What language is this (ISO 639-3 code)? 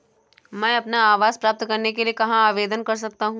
hin